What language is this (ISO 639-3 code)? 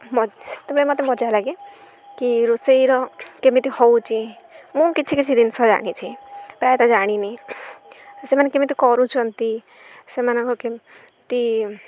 ori